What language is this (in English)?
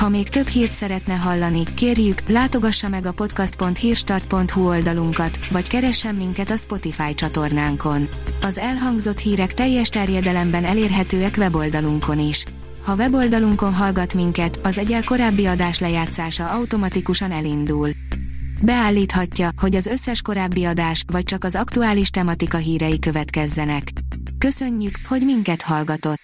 Hungarian